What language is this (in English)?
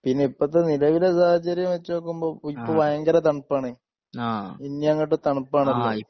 Malayalam